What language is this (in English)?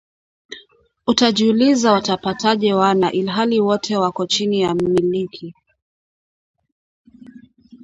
Swahili